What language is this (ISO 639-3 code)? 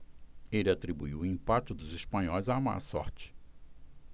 por